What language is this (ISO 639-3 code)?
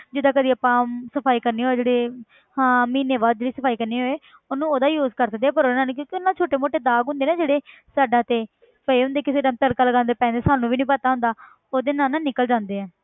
pan